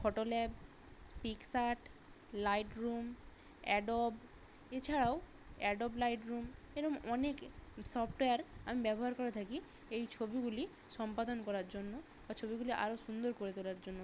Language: Bangla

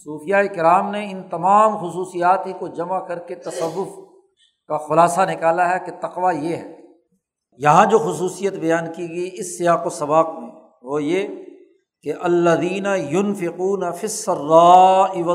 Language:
Urdu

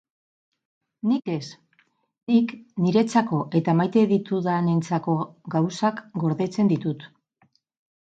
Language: Basque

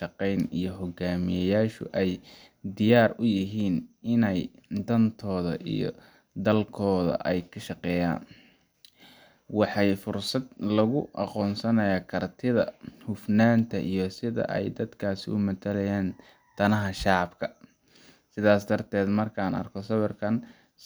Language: Somali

